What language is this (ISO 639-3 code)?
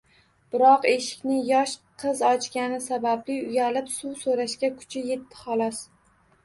uzb